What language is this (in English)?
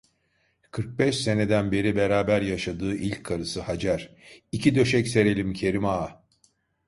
Turkish